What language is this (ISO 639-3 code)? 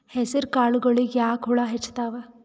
kan